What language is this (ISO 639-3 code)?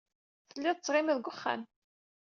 kab